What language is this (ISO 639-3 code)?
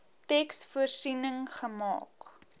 afr